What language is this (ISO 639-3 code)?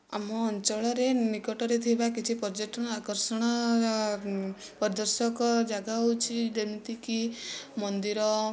ori